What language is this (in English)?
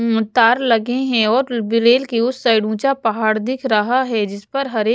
Hindi